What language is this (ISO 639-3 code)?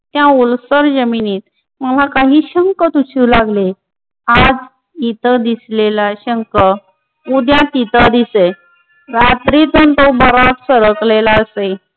mar